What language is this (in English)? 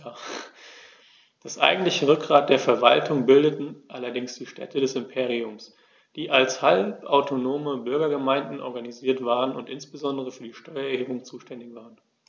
German